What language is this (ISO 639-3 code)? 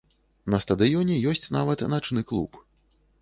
bel